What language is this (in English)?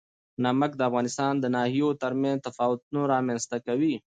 Pashto